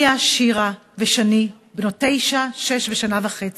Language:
Hebrew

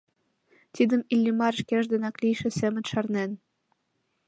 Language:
Mari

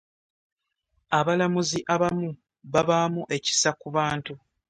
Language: Ganda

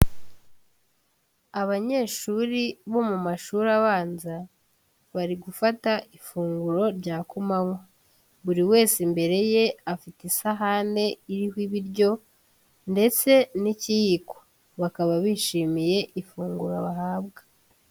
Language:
Kinyarwanda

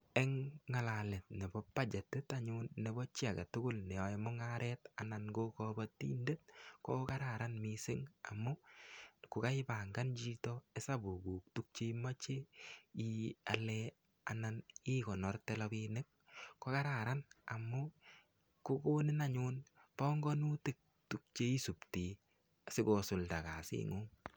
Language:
Kalenjin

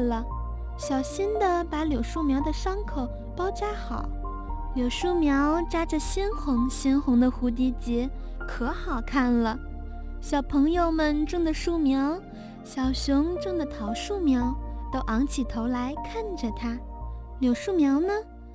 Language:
Chinese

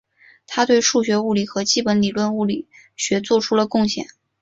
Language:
Chinese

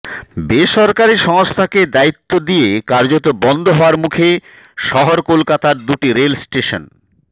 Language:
Bangla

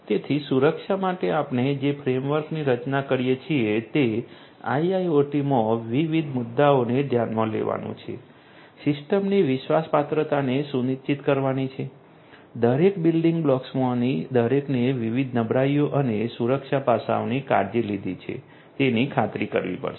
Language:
Gujarati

